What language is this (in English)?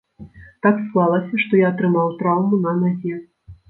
Belarusian